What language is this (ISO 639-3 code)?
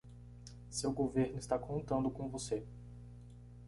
por